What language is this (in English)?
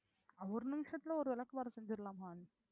Tamil